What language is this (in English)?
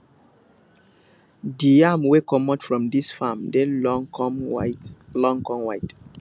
Nigerian Pidgin